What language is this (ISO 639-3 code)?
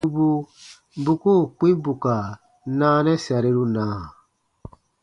bba